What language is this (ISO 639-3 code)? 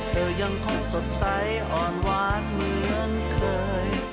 tha